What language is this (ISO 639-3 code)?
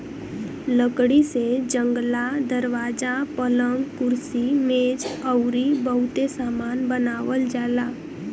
bho